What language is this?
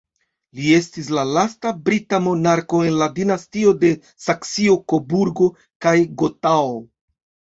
Esperanto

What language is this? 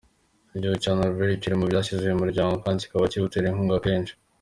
Kinyarwanda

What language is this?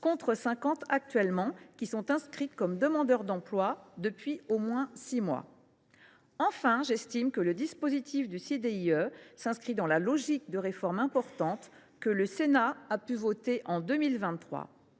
French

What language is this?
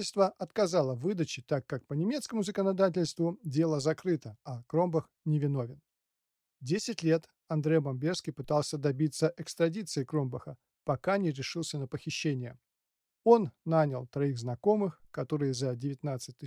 Russian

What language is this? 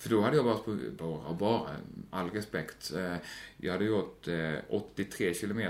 Swedish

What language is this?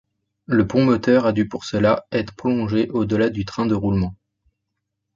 French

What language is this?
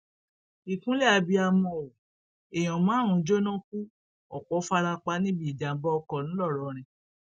Yoruba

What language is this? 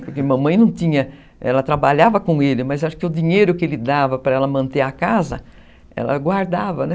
Portuguese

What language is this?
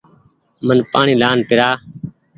Goaria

